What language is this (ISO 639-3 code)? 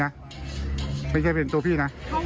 tha